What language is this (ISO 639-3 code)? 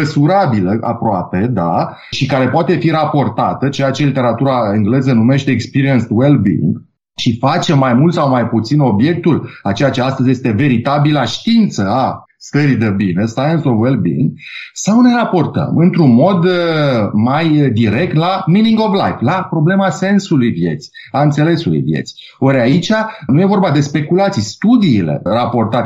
ron